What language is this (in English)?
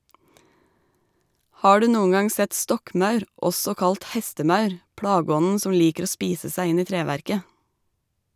Norwegian